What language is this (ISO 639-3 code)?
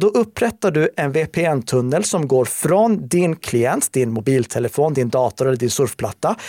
swe